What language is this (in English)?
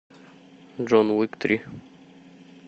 Russian